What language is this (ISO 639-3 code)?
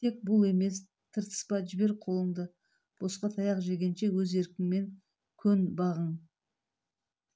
kaz